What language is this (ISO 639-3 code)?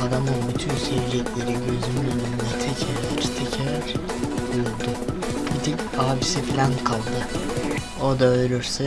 tur